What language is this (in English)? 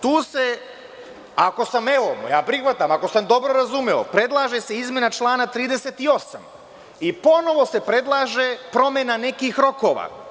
Serbian